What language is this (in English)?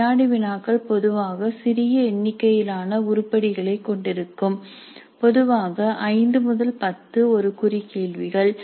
Tamil